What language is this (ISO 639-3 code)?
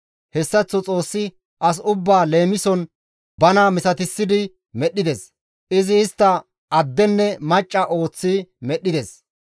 gmv